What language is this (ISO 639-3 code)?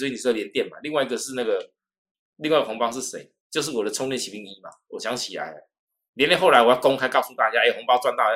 zho